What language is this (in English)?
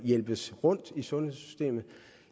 Danish